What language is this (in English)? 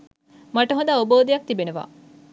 Sinhala